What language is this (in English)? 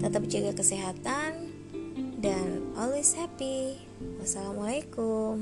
Indonesian